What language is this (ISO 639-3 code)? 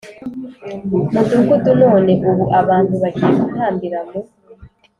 kin